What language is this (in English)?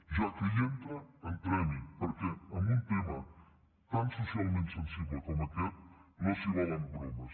Catalan